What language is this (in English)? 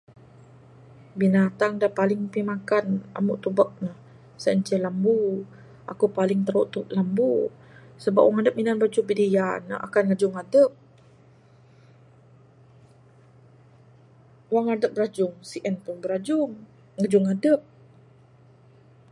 Bukar-Sadung Bidayuh